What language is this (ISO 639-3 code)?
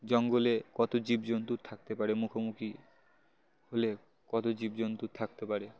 ben